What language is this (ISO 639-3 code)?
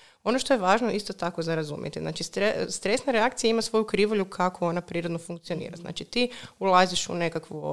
hrv